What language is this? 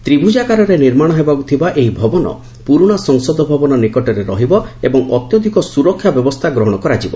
Odia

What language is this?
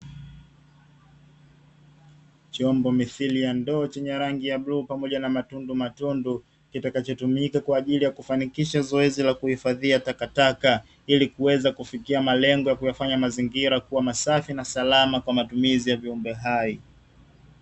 Swahili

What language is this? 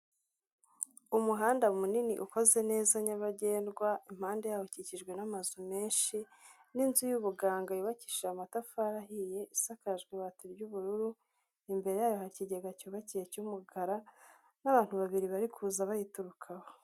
Kinyarwanda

